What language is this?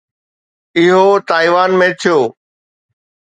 Sindhi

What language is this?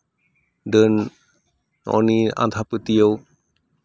Santali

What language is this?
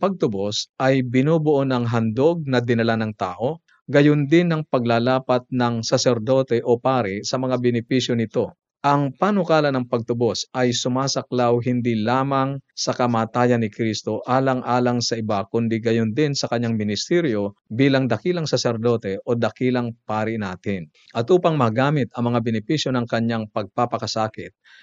Filipino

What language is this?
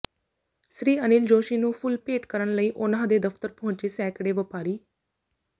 Punjabi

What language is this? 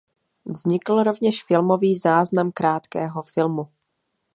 Czech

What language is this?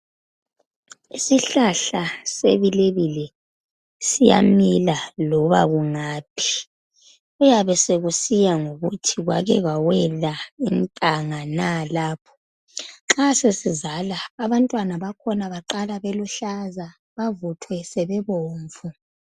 North Ndebele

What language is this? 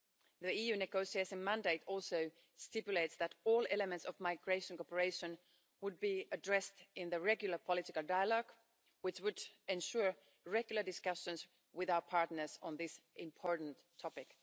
English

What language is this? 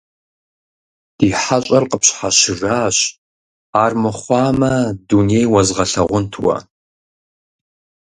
Kabardian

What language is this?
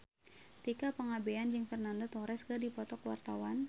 Sundanese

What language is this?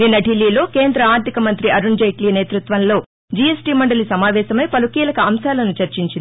Telugu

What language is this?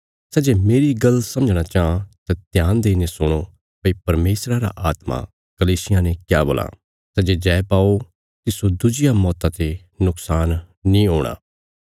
Bilaspuri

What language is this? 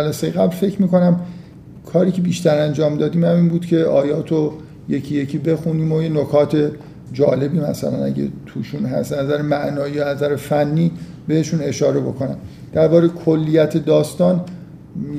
Persian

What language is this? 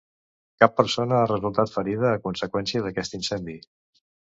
Catalan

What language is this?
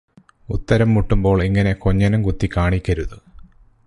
Malayalam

